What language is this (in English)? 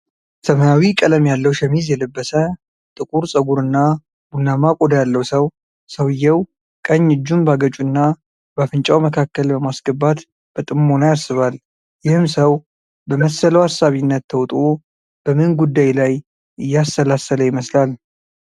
Amharic